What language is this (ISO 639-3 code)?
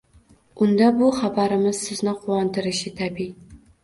uzb